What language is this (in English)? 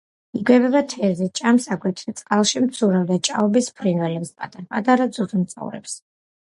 Georgian